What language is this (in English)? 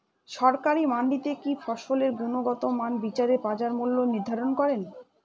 Bangla